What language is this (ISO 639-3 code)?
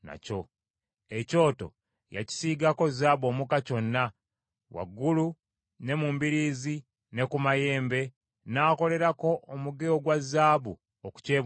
lug